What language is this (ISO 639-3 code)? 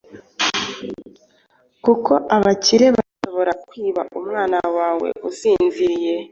kin